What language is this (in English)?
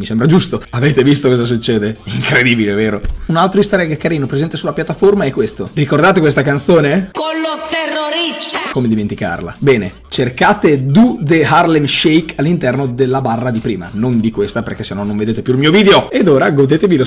Italian